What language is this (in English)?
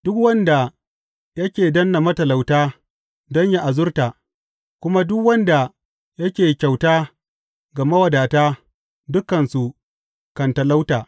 Hausa